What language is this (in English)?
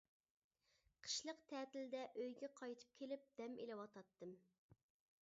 Uyghur